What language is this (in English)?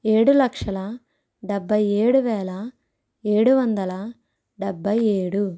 Telugu